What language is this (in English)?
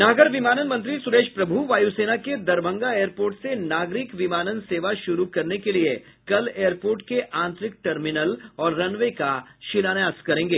Hindi